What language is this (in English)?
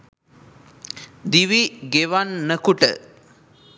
Sinhala